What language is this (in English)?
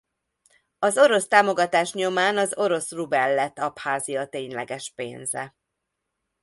Hungarian